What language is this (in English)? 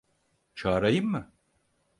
Turkish